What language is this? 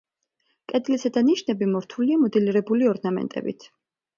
Georgian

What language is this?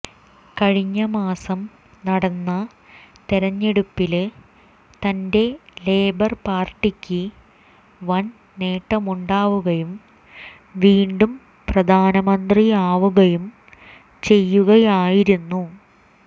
Malayalam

